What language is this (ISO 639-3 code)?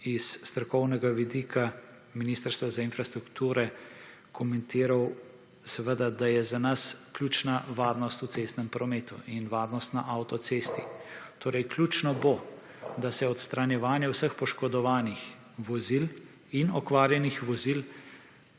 slv